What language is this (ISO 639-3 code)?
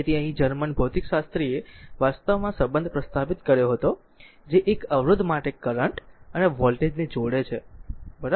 guj